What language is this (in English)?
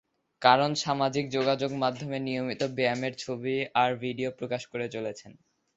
Bangla